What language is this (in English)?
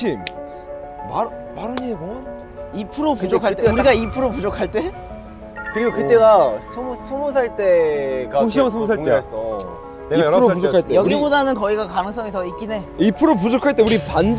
Korean